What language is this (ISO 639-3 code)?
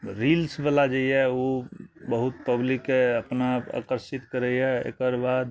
mai